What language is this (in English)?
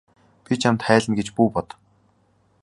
Mongolian